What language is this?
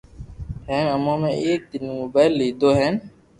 Loarki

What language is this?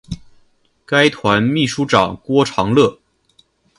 Chinese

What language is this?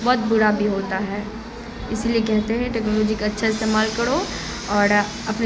Urdu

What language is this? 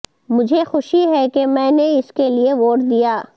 Urdu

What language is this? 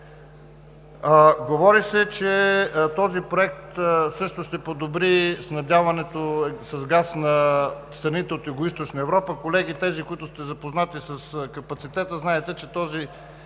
Bulgarian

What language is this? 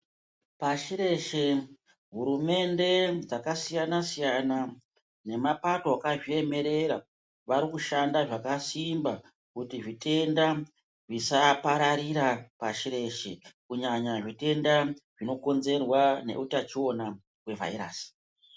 Ndau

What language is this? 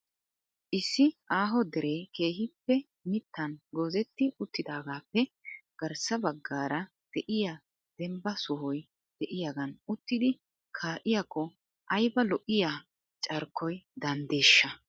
Wolaytta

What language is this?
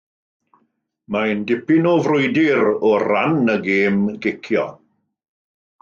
Welsh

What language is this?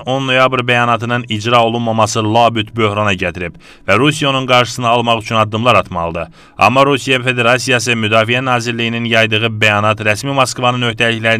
Turkish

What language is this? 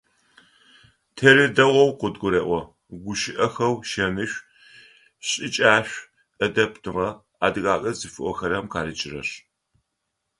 Adyghe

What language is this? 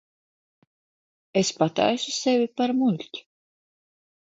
Latvian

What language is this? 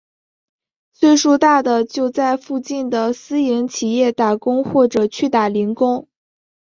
Chinese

